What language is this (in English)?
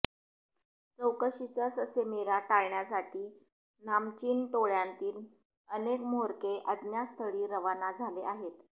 Marathi